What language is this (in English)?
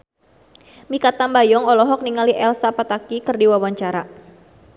Sundanese